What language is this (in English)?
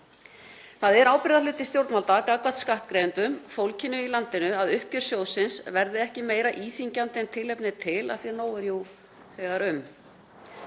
Icelandic